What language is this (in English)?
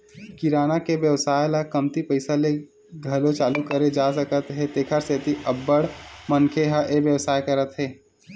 Chhattisgarhi